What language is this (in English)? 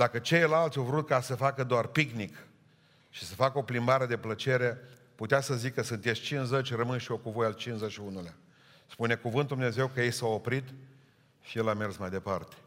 Romanian